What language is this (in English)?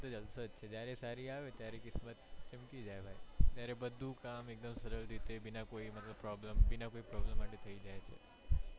Gujarati